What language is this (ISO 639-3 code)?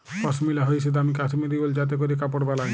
ben